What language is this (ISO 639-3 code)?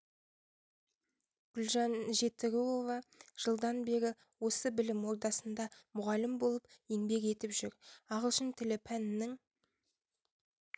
kaz